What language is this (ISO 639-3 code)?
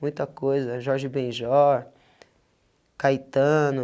por